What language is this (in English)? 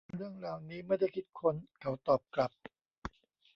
Thai